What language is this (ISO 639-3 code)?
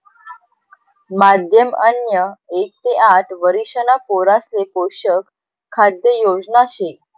mar